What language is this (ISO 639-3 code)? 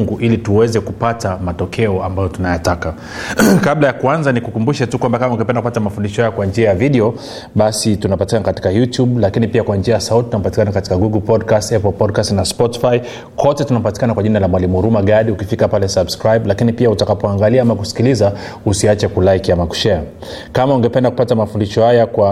swa